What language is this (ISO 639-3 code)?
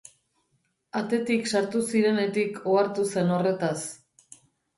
eus